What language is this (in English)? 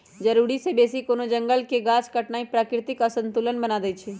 Magahi